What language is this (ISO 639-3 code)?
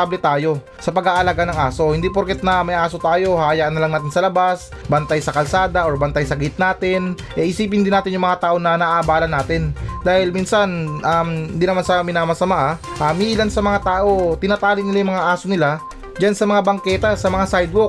fil